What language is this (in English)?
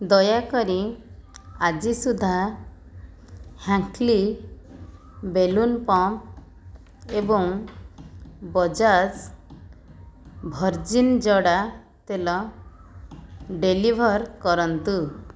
Odia